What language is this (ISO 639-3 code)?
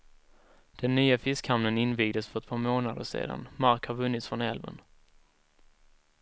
swe